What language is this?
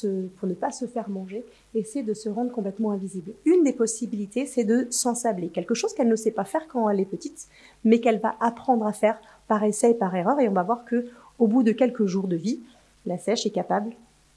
French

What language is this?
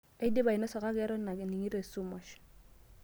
Masai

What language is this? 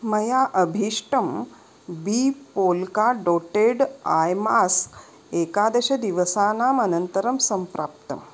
Sanskrit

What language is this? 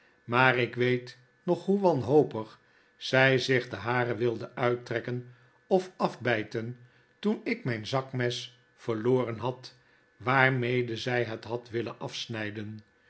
Dutch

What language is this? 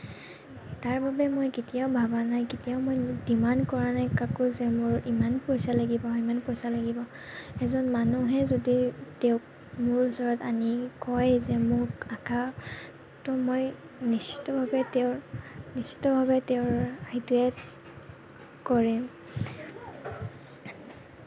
Assamese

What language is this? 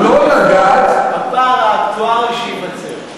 Hebrew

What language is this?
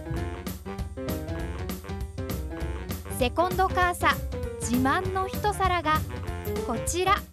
Japanese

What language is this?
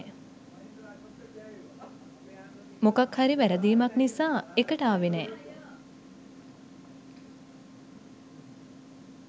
Sinhala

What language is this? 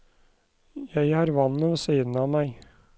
Norwegian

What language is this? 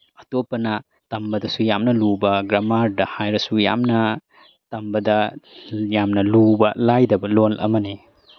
Manipuri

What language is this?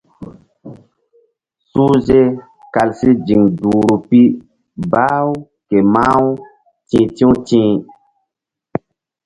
Mbum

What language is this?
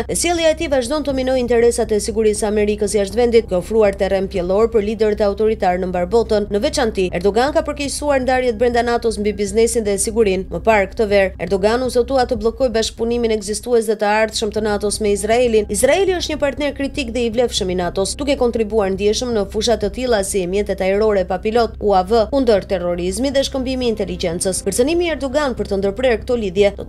Romanian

